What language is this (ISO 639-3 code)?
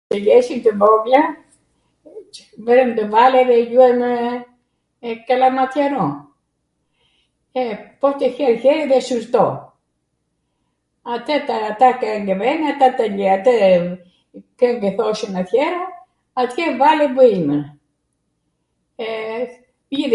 aat